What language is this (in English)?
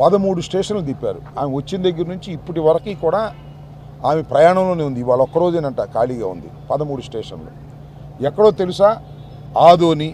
Telugu